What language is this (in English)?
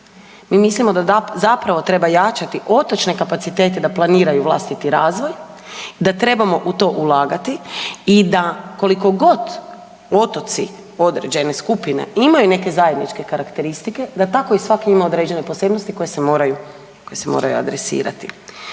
Croatian